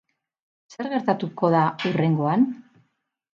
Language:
Basque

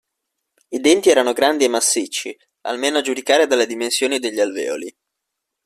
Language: Italian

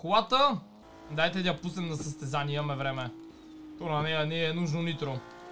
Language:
Bulgarian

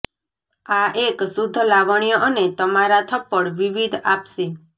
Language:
Gujarati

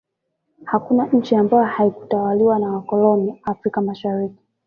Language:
Swahili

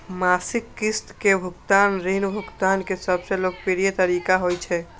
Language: Maithili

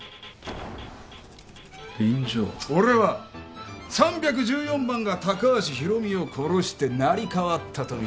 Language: Japanese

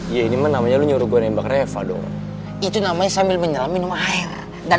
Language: Indonesian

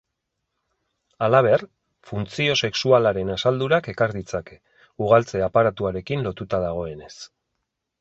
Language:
Basque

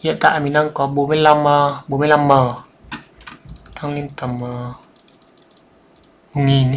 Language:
Vietnamese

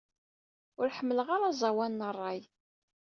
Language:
Kabyle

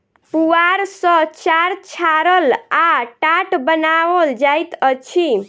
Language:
Maithili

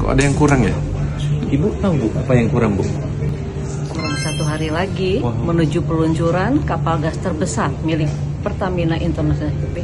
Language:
Indonesian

